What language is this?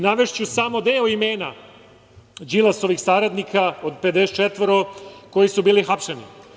Serbian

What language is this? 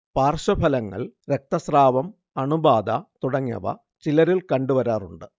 Malayalam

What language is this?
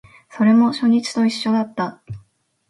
Japanese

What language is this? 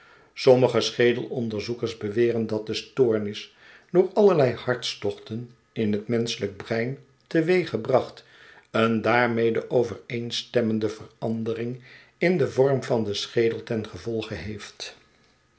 Dutch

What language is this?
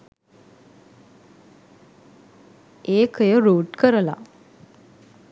Sinhala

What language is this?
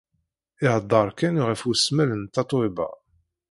Kabyle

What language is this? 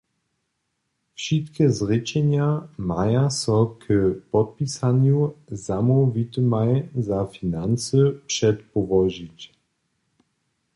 Upper Sorbian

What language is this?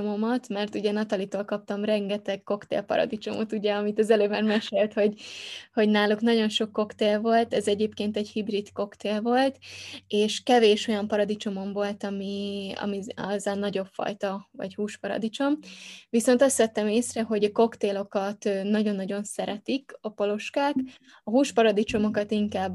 Hungarian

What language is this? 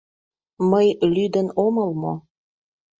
Mari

